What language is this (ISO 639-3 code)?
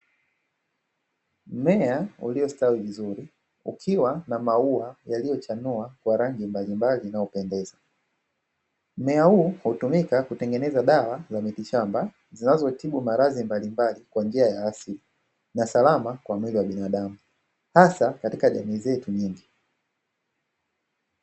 swa